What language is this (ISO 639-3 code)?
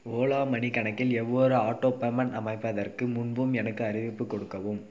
tam